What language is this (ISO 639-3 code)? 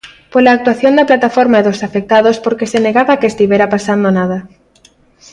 glg